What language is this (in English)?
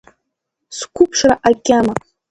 Abkhazian